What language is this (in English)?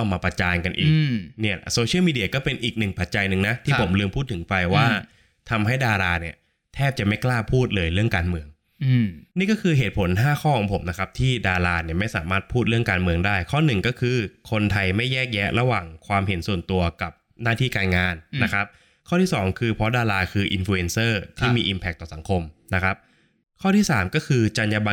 Thai